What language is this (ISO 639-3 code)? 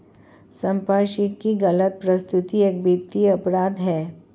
hin